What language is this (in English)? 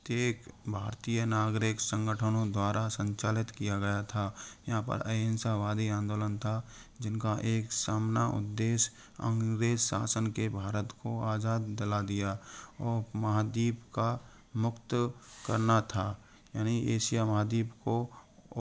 Hindi